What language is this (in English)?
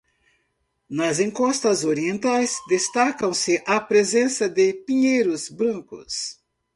Portuguese